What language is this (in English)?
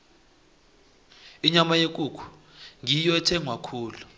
South Ndebele